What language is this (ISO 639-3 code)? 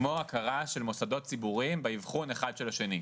heb